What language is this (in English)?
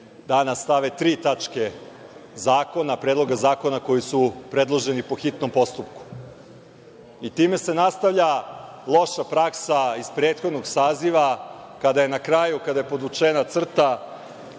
Serbian